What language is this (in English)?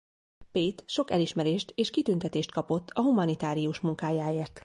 Hungarian